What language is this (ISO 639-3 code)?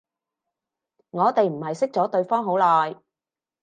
yue